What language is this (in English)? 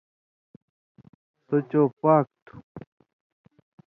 Indus Kohistani